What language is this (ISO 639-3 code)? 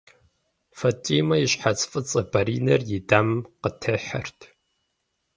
kbd